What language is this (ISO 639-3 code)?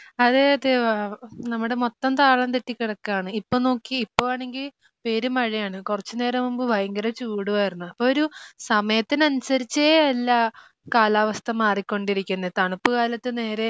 mal